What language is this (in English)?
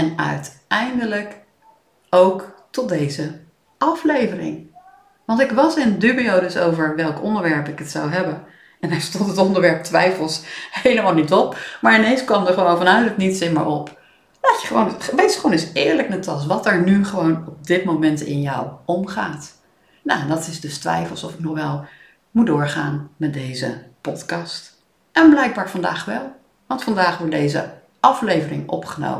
Dutch